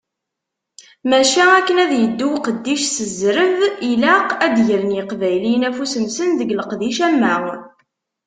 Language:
Kabyle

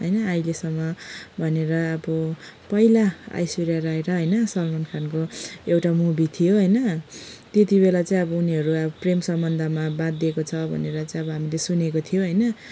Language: Nepali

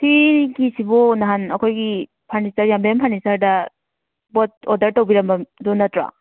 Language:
Manipuri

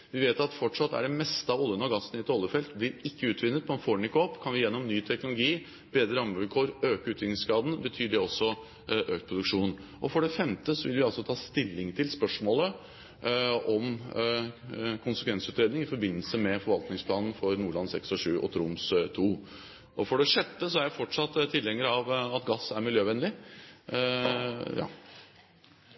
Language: Norwegian Bokmål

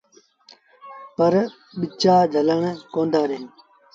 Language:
Sindhi Bhil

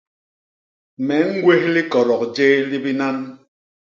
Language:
Basaa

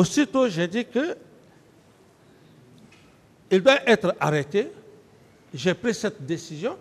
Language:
French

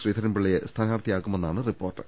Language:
Malayalam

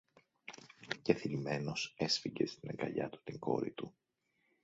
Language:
Greek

